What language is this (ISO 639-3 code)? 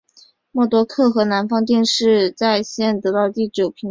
zho